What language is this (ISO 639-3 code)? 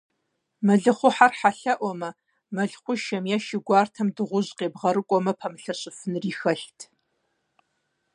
kbd